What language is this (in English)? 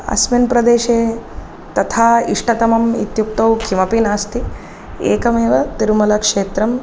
Sanskrit